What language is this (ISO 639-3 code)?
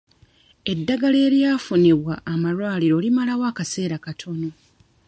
lug